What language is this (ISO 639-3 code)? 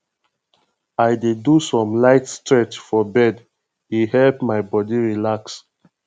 pcm